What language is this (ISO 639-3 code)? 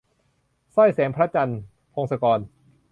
tha